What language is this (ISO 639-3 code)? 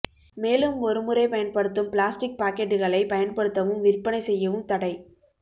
tam